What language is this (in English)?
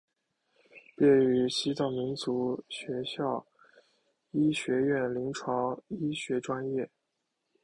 Chinese